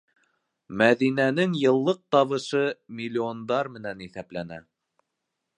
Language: Bashkir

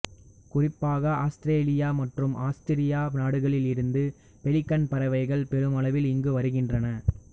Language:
Tamil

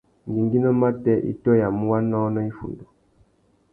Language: Tuki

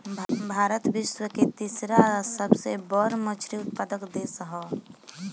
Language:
Bhojpuri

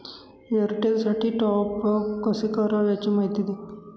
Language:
Marathi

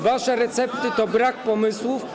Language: Polish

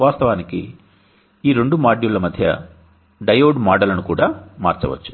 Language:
Telugu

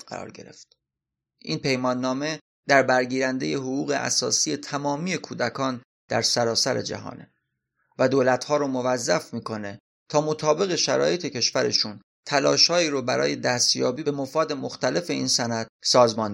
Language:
Persian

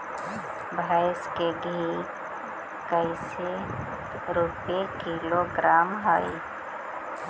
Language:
Magahi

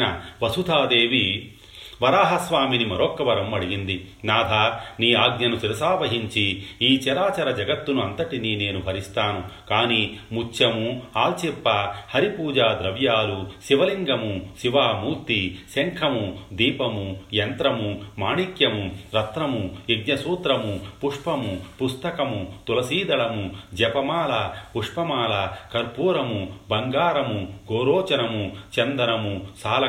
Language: Telugu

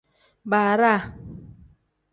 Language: Tem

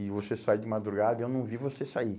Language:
Portuguese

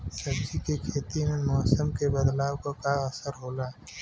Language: Bhojpuri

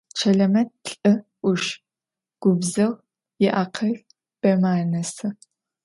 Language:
Adyghe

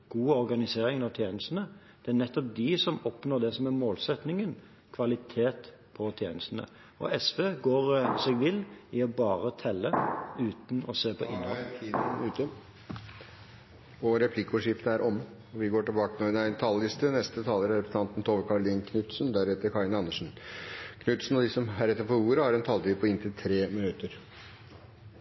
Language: Norwegian Bokmål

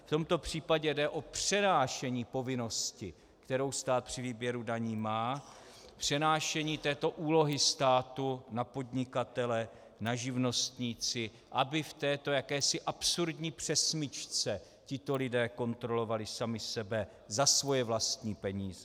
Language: Czech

